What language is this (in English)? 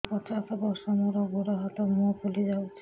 Odia